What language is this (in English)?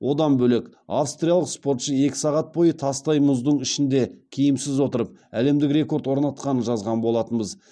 Kazakh